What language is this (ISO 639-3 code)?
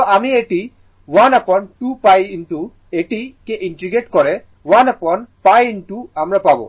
ben